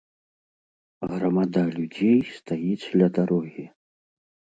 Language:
Belarusian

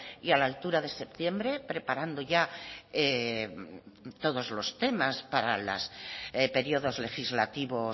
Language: Spanish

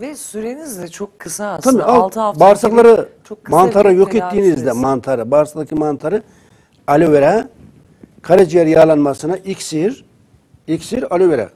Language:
Turkish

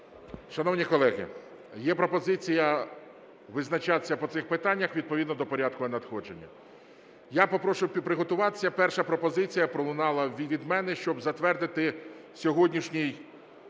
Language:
Ukrainian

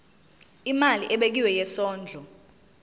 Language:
Zulu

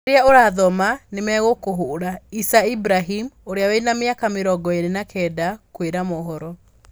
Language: Kikuyu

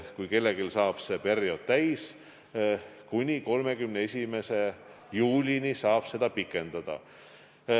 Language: Estonian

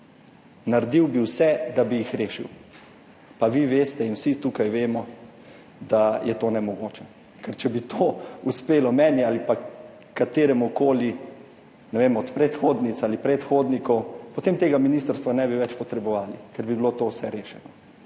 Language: Slovenian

